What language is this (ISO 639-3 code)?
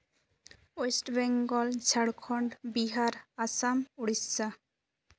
sat